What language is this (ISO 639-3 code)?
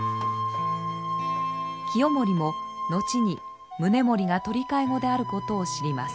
jpn